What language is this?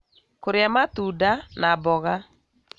Kikuyu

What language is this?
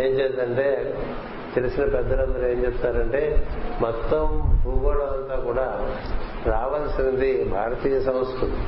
Telugu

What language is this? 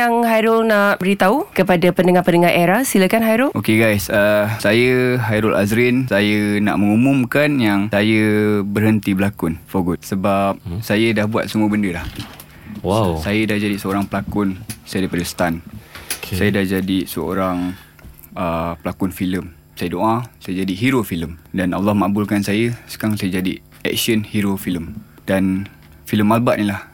Malay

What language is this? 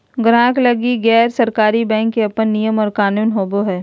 Magahi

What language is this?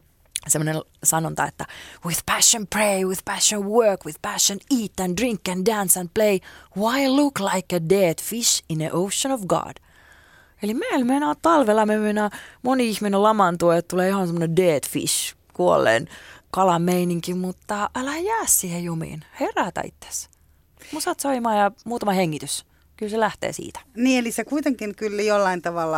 Finnish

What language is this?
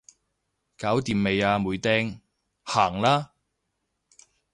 Cantonese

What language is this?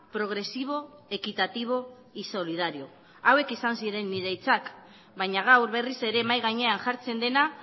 Basque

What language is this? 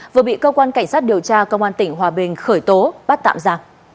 Vietnamese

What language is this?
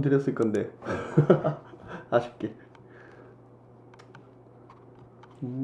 Korean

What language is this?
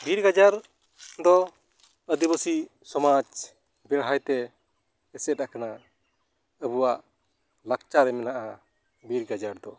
Santali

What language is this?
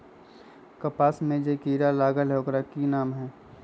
Magahi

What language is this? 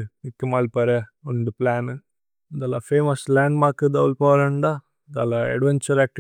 Tulu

